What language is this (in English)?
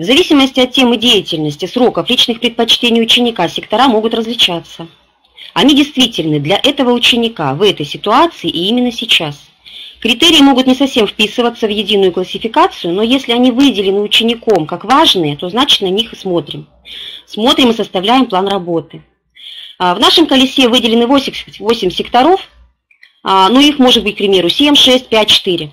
Russian